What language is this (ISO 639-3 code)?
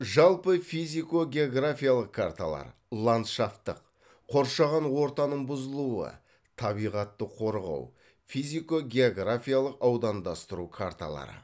kaz